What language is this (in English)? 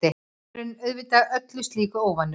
Icelandic